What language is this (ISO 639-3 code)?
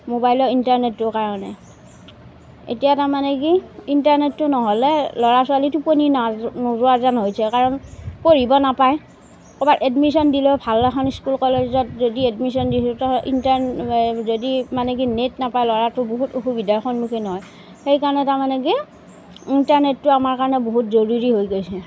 asm